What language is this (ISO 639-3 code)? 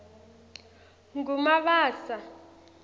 ssw